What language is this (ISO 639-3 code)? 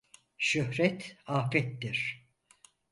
tur